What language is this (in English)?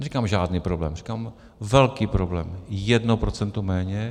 Czech